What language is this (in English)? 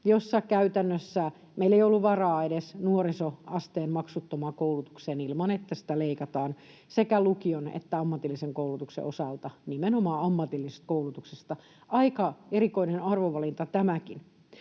Finnish